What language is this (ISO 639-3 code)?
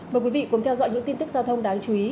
vie